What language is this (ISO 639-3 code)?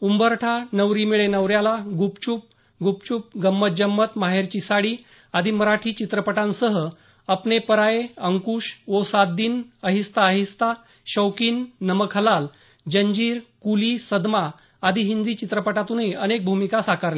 mar